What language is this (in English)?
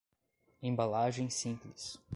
Portuguese